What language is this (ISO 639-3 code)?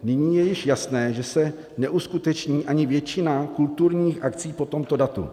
ces